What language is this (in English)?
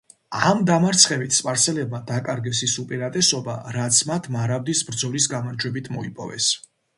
Georgian